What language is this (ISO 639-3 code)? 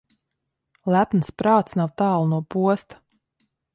lav